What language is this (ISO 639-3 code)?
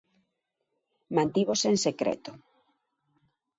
glg